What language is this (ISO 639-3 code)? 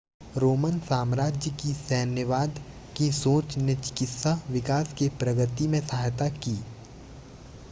hin